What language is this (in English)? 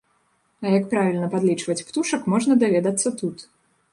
Belarusian